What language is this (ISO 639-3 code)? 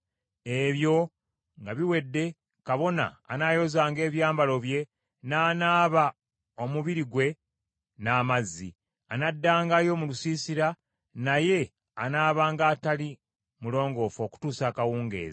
lug